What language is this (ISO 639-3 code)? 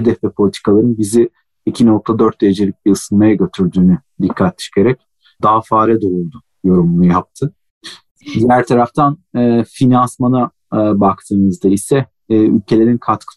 tur